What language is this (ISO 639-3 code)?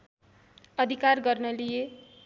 nep